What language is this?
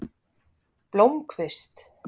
Icelandic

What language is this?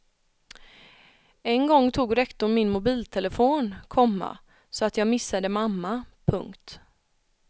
Swedish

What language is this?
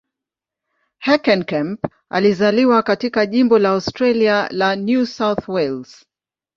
Swahili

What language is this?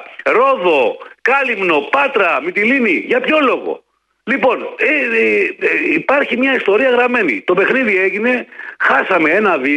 Greek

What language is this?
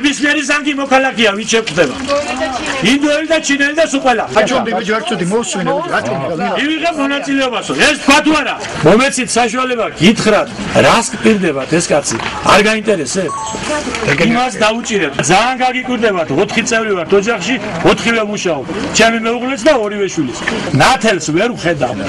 Turkish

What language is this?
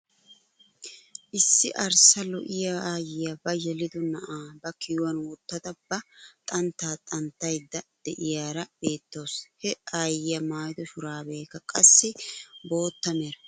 Wolaytta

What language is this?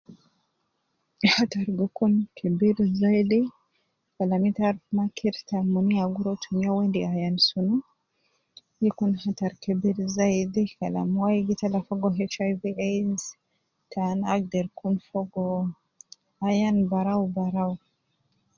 Nubi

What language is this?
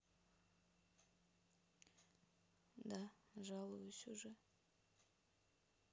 Russian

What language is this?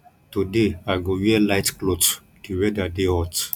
Nigerian Pidgin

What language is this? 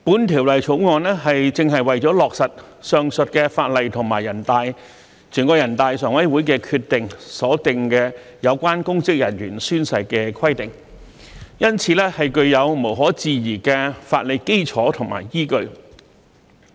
Cantonese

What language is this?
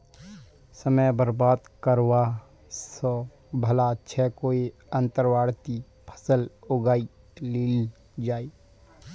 Magahi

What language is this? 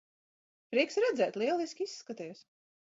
Latvian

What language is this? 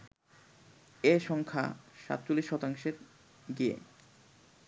Bangla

